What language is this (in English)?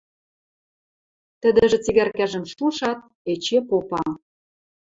Western Mari